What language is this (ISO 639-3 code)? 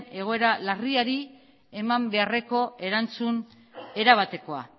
eus